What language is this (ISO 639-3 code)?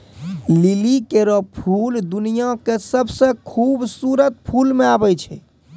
mai